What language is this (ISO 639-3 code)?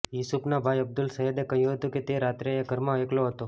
guj